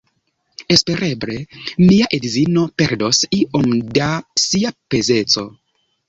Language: Esperanto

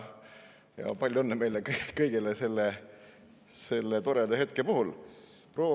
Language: Estonian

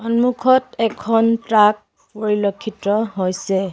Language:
Assamese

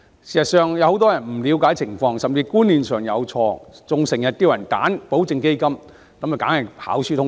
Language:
Cantonese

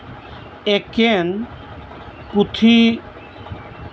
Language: Santali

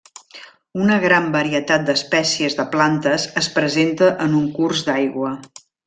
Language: Catalan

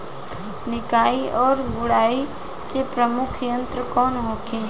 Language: Bhojpuri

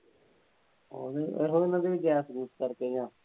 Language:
Punjabi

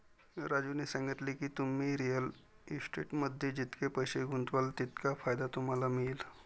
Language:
Marathi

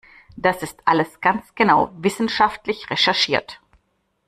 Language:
German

